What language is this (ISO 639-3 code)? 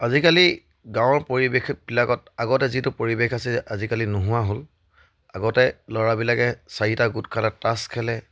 asm